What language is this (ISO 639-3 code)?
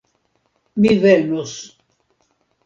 epo